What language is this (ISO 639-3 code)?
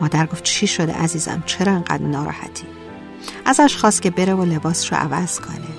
fas